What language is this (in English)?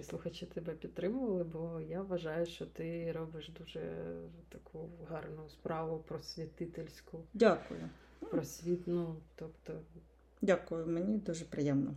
Ukrainian